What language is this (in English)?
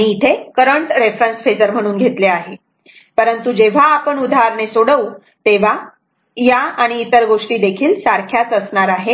Marathi